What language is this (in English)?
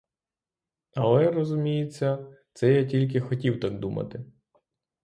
Ukrainian